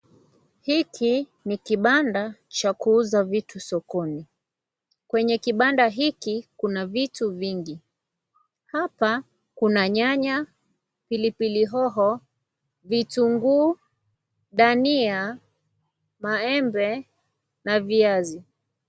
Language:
Swahili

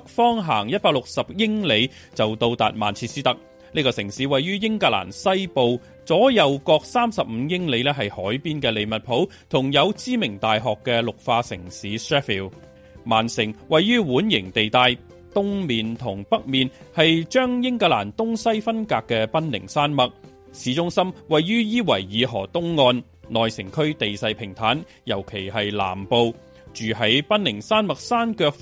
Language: Chinese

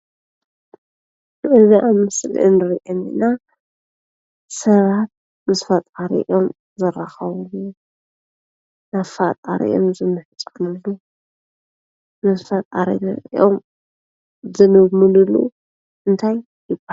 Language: Tigrinya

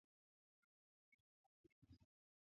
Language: Swahili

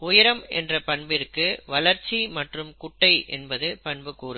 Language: Tamil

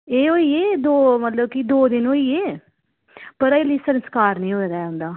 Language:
Dogri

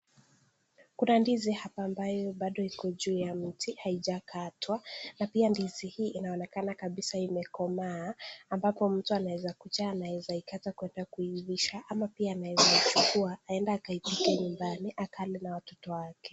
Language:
Swahili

